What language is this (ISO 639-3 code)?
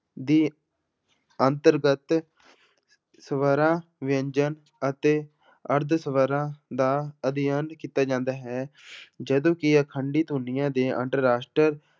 pan